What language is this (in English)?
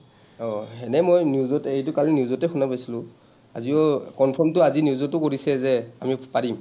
Assamese